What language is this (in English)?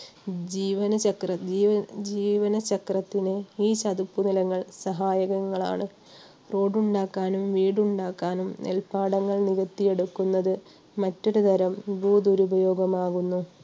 Malayalam